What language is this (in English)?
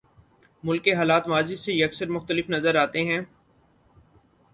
Urdu